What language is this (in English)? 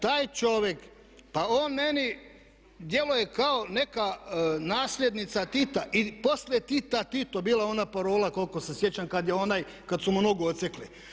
Croatian